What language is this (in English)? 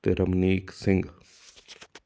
Punjabi